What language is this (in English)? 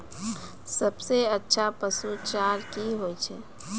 Maithili